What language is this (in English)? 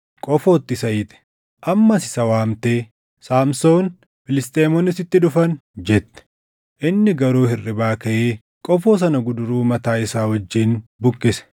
Oromo